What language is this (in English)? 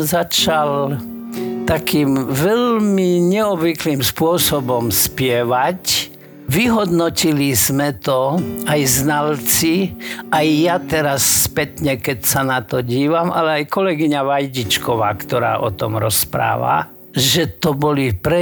Slovak